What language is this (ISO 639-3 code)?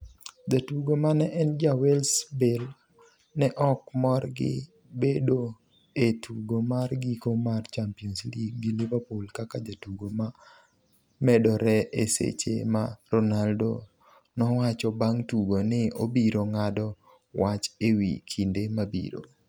luo